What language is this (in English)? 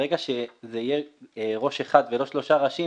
Hebrew